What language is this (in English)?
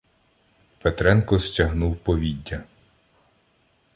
Ukrainian